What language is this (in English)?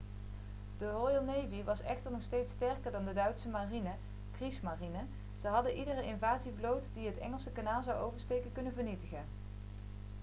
Dutch